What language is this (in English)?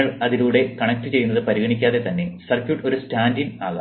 Malayalam